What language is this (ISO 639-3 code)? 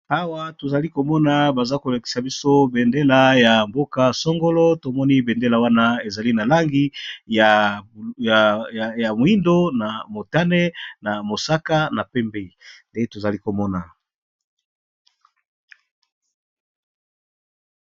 lin